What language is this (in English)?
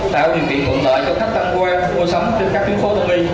Vietnamese